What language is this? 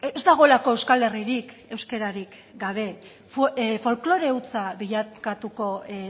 Basque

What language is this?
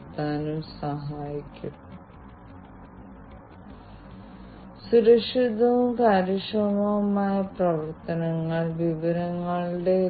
Malayalam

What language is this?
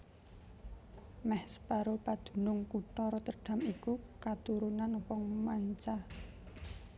Javanese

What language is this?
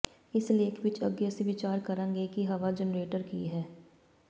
Punjabi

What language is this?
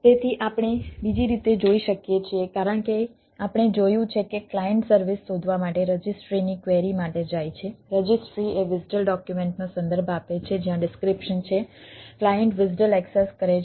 Gujarati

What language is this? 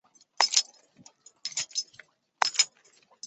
Chinese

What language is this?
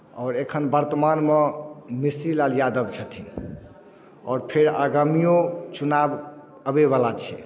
Maithili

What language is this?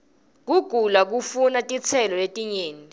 Swati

